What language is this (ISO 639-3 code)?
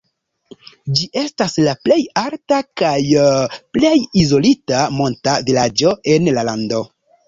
epo